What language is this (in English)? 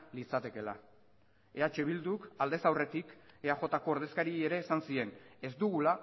Basque